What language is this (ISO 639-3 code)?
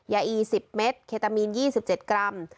tha